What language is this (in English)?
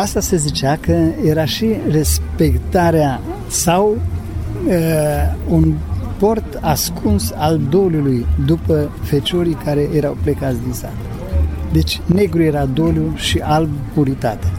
Romanian